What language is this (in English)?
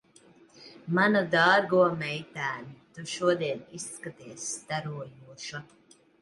Latvian